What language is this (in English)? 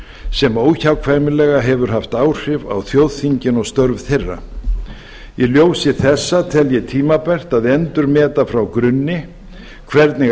Icelandic